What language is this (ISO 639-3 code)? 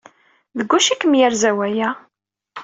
kab